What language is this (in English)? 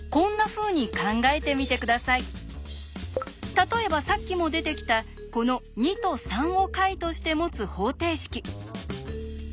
Japanese